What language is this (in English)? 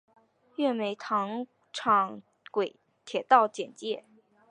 Chinese